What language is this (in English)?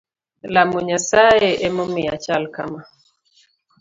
Luo (Kenya and Tanzania)